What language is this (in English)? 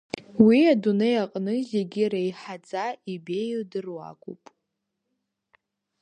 Abkhazian